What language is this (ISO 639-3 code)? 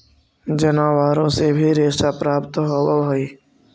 mag